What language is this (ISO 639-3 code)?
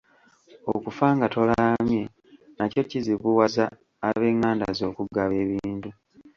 lug